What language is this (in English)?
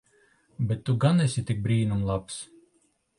Latvian